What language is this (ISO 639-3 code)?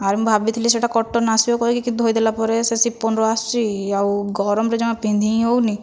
ori